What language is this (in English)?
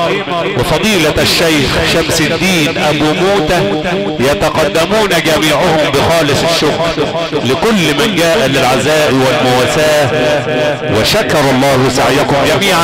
Arabic